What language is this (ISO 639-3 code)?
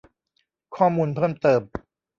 tha